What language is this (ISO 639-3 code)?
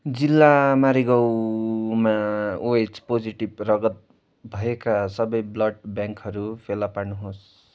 nep